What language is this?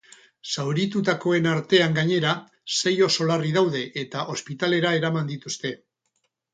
Basque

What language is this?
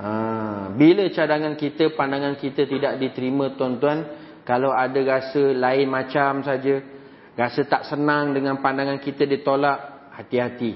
Malay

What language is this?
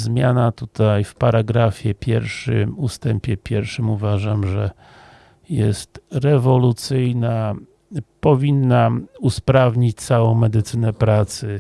Polish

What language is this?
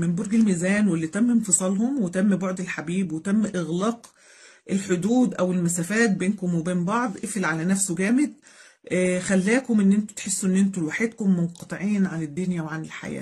Arabic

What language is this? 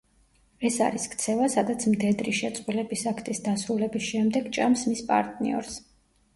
Georgian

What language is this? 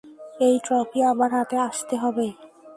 Bangla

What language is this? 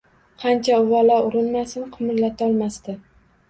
Uzbek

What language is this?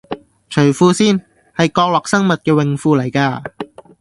Cantonese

